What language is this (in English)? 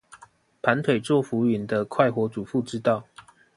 Chinese